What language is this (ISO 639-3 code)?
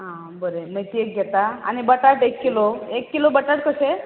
kok